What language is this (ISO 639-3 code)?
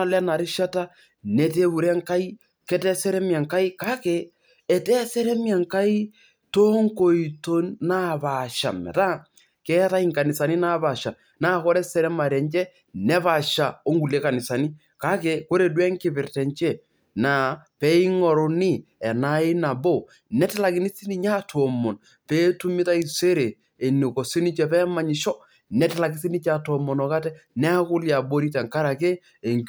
mas